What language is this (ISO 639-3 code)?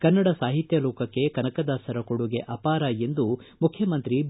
kan